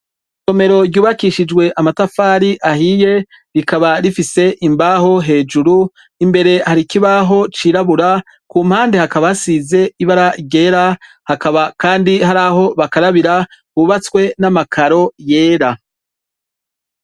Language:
Rundi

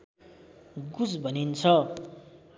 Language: Nepali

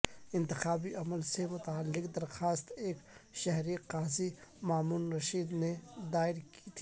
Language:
Urdu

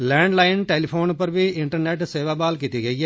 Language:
Dogri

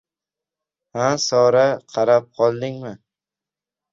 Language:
Uzbek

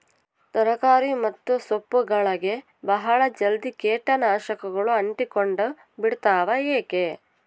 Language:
Kannada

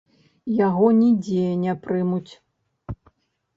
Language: Belarusian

